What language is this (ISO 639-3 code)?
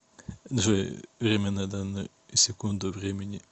rus